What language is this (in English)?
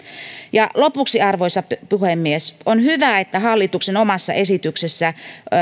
Finnish